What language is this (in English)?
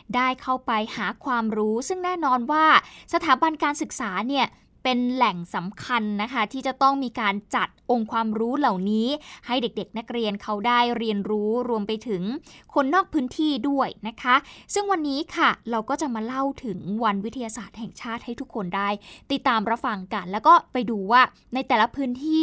Thai